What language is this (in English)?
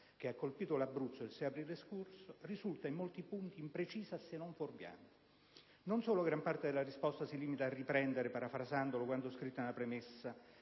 Italian